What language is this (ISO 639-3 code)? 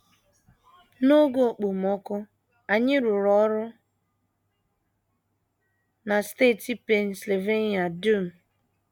ibo